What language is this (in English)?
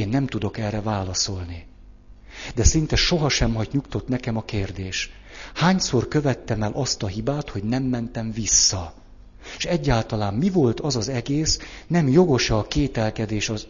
Hungarian